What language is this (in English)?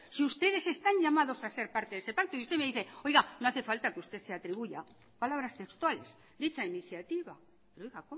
Spanish